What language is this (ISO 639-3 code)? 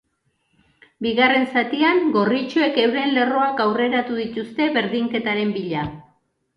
eus